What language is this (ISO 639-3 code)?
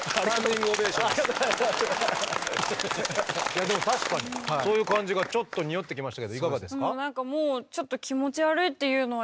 jpn